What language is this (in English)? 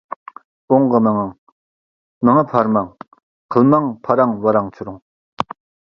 Uyghur